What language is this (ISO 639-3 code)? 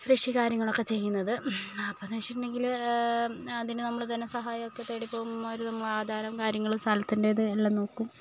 mal